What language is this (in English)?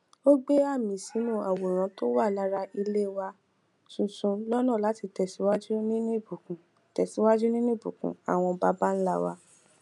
Yoruba